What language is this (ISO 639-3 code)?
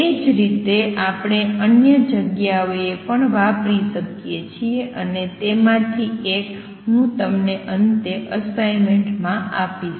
guj